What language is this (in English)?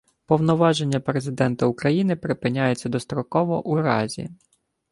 Ukrainian